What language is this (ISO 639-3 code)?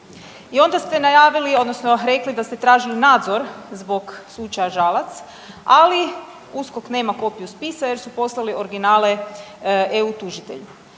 hrv